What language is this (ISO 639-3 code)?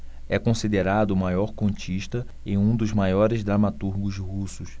por